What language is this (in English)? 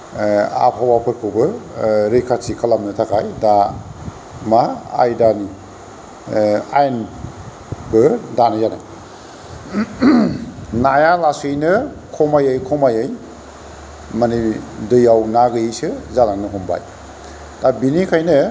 Bodo